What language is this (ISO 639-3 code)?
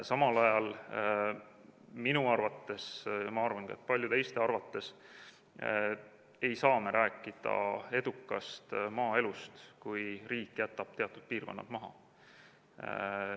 est